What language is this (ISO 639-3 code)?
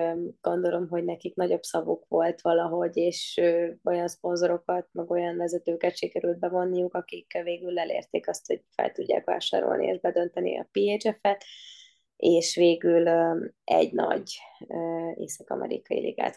hun